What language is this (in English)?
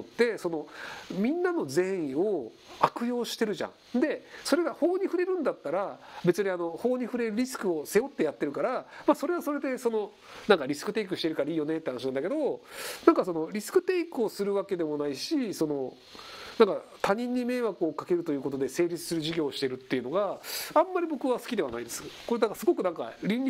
Japanese